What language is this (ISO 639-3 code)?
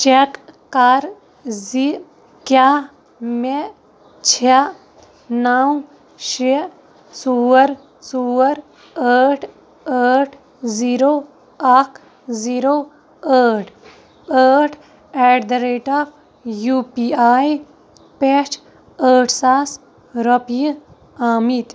kas